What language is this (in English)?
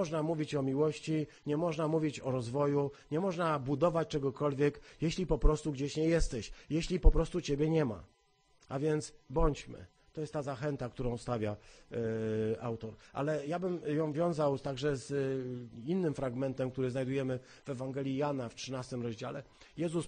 Polish